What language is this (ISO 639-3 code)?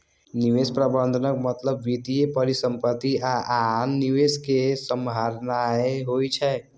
mai